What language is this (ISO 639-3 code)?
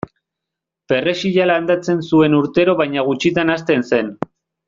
eus